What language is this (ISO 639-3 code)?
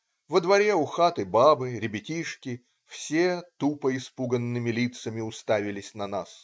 rus